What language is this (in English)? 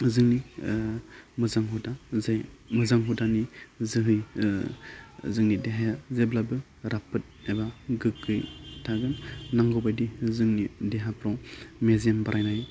Bodo